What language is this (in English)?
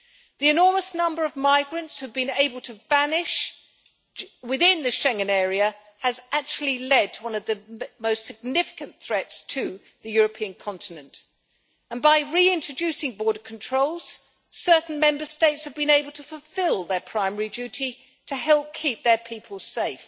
English